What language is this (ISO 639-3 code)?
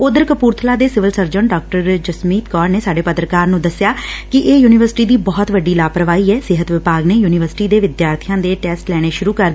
pan